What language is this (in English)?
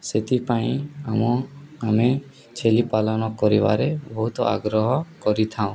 Odia